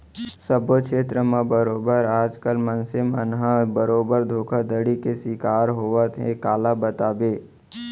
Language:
Chhattisgarhi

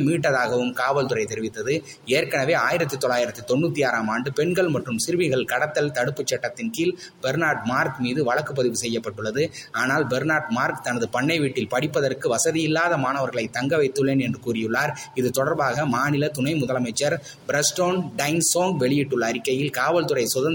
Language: Tamil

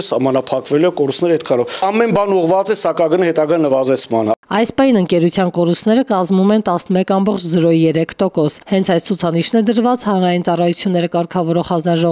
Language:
Turkish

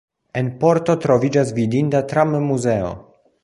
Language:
Esperanto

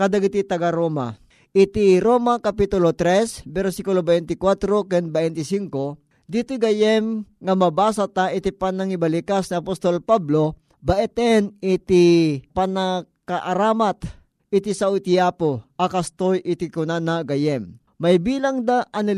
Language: Filipino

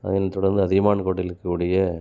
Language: Tamil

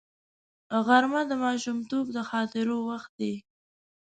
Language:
Pashto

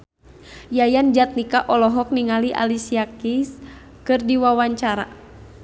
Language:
Sundanese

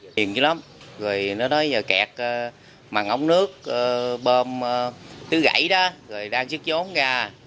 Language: Vietnamese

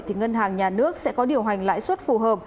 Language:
Vietnamese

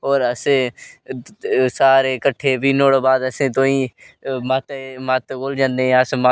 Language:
Dogri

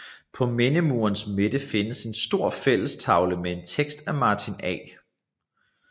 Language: Danish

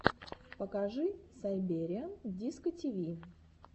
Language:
Russian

